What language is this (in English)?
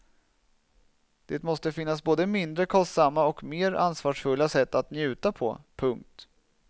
Swedish